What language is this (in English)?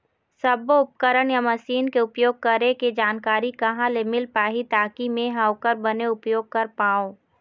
Chhattisgarhi